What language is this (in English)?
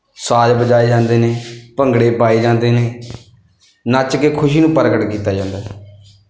Punjabi